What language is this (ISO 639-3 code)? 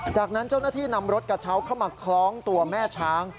tha